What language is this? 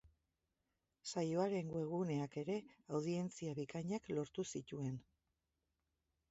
Basque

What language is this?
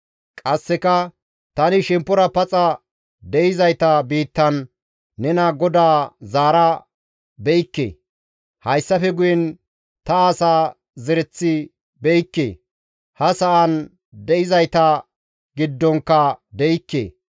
Gamo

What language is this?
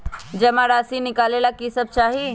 Magahi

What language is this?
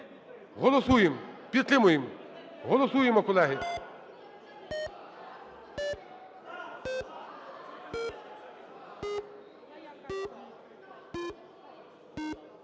Ukrainian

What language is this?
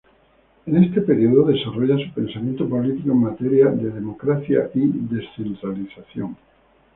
Spanish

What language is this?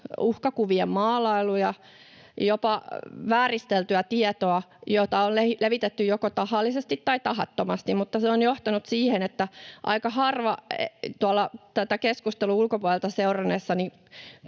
Finnish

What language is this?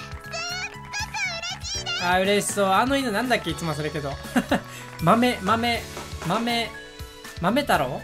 Japanese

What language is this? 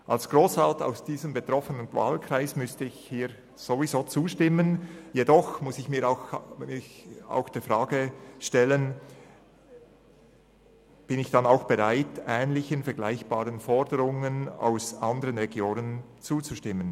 Swiss German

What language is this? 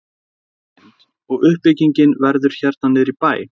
Icelandic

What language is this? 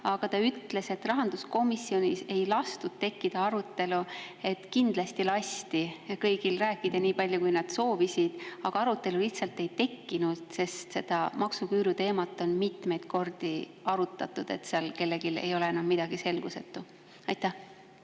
Estonian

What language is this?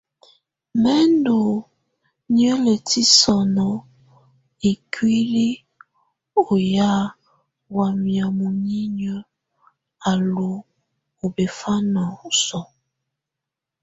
Tunen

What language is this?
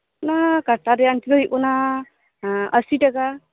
Santali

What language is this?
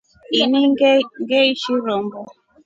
Rombo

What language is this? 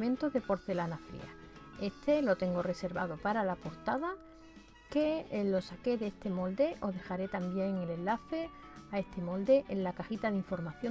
Spanish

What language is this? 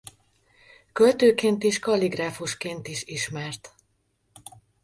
Hungarian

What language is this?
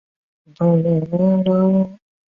Chinese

